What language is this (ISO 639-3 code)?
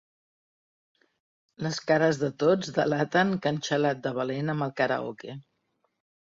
cat